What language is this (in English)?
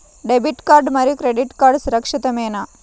Telugu